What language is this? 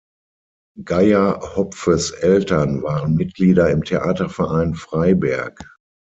German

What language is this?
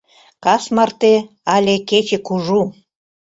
Mari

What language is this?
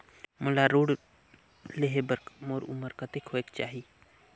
Chhattisgarhi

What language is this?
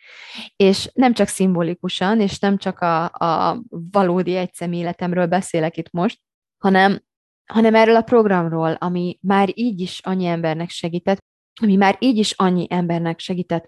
Hungarian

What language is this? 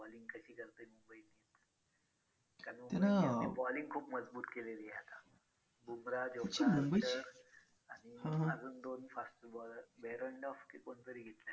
Marathi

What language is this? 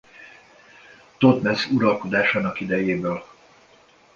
Hungarian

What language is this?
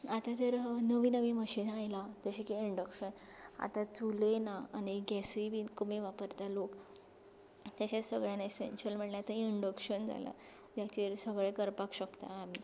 Konkani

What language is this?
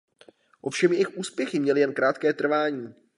Czech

